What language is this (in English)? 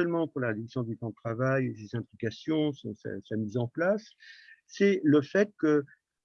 French